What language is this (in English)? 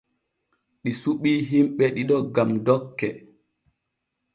Borgu Fulfulde